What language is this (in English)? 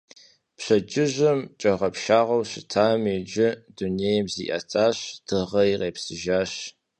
Kabardian